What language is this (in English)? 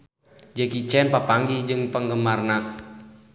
Sundanese